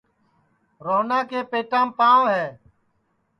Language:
Sansi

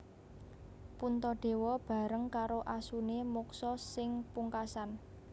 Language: Javanese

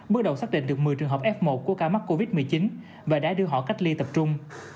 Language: Vietnamese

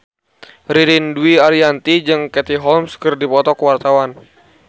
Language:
Sundanese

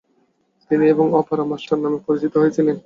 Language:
Bangla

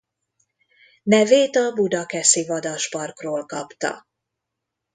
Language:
Hungarian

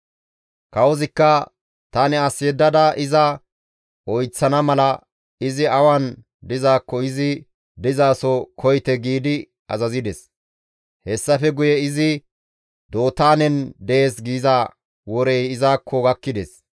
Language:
Gamo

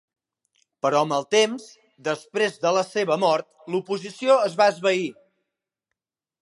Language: Catalan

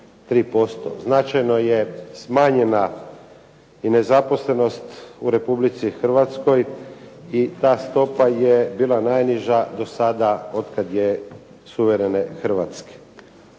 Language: Croatian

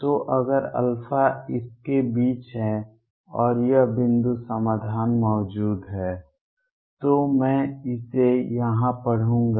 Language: Hindi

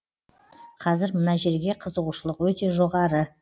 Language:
Kazakh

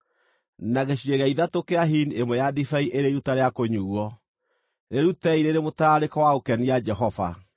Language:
Kikuyu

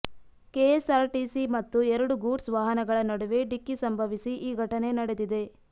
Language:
Kannada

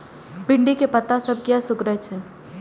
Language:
Maithili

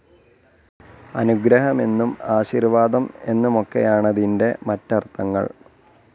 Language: Malayalam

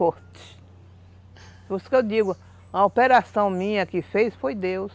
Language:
Portuguese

